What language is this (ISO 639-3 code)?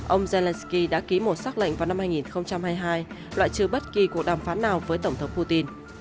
vie